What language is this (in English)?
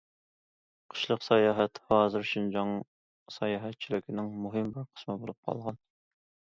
Uyghur